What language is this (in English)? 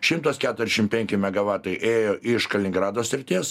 Lithuanian